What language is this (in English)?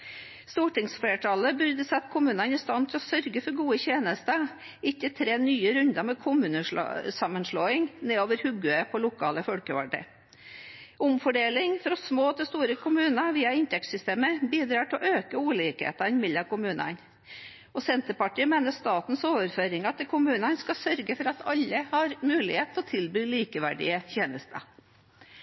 Norwegian Bokmål